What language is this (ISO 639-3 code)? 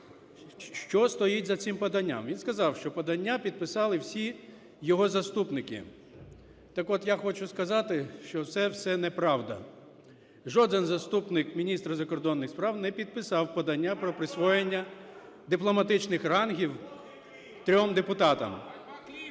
ukr